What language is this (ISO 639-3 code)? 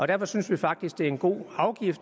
dan